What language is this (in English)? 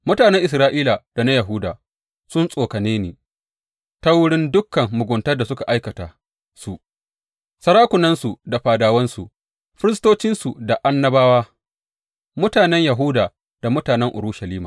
Hausa